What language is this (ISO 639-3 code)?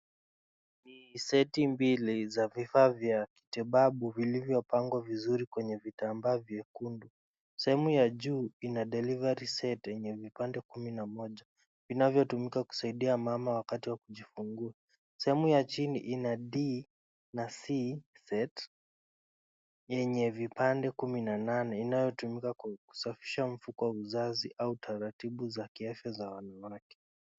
swa